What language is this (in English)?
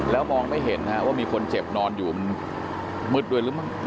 Thai